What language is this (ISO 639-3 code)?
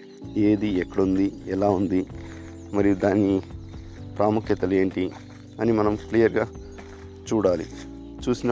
tel